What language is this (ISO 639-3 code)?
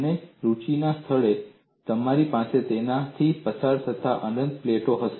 guj